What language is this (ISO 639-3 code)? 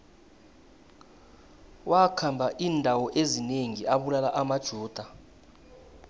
nbl